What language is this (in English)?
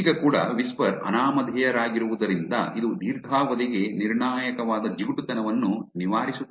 Kannada